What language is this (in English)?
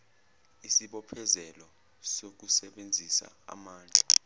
Zulu